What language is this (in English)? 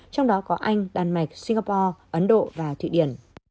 Vietnamese